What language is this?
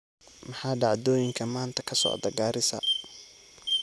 Somali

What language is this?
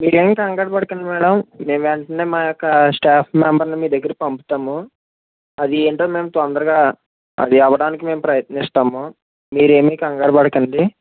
Telugu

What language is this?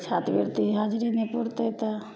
Maithili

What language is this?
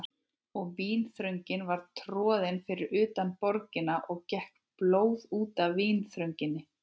Icelandic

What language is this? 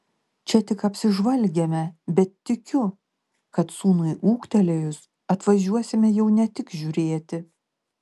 Lithuanian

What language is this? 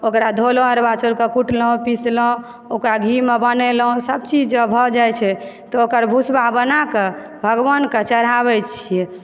Maithili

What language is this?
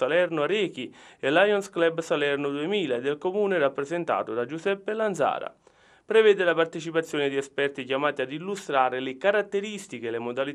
Italian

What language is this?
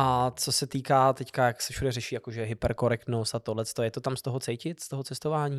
Czech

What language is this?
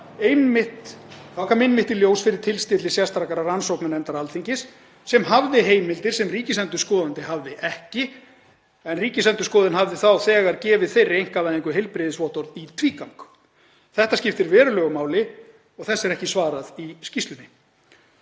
Icelandic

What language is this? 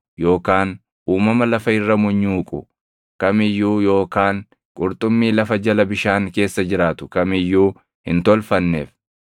Oromo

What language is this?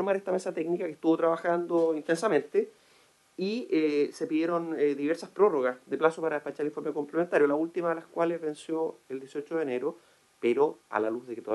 Spanish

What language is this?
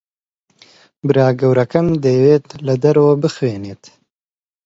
Central Kurdish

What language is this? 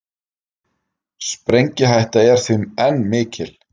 Icelandic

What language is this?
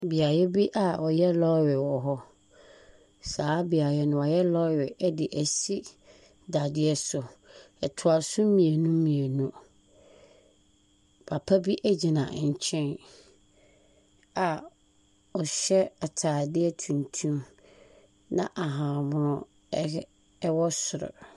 Akan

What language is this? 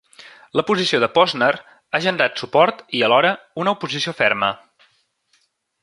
Catalan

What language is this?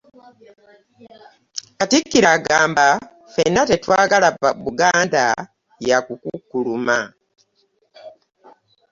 Ganda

